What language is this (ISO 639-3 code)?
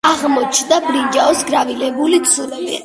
kat